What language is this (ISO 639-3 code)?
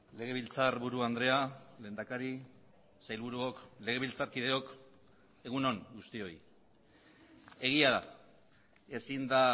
eus